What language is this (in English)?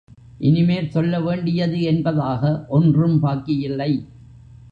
Tamil